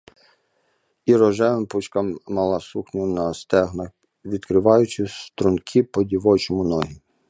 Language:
Ukrainian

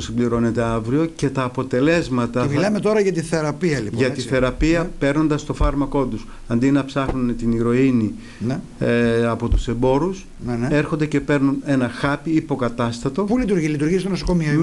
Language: Greek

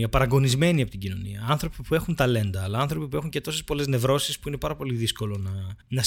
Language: Greek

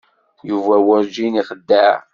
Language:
Kabyle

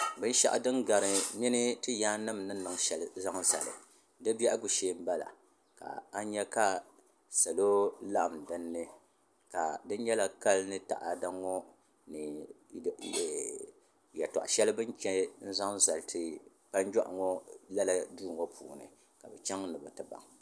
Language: Dagbani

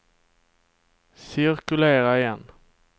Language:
Swedish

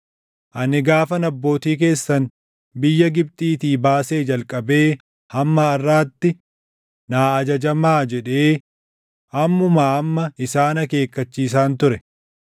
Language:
Oromo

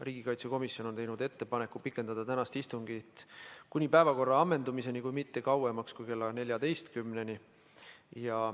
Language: Estonian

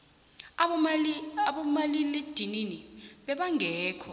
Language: South Ndebele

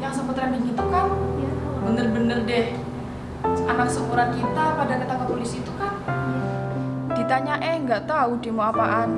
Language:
Indonesian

